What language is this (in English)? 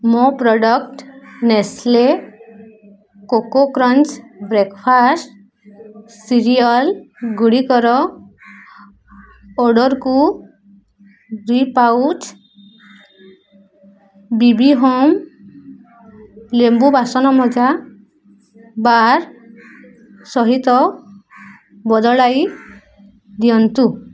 Odia